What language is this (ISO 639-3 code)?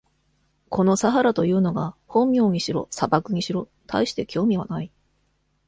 jpn